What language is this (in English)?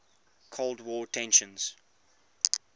English